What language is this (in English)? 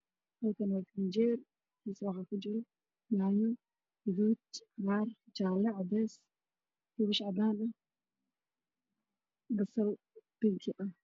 Somali